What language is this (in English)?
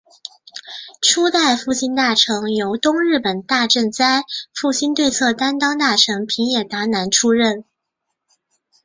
Chinese